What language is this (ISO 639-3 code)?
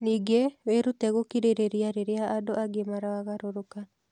kik